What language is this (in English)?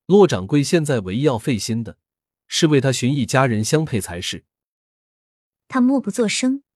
Chinese